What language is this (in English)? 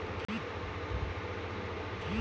Bhojpuri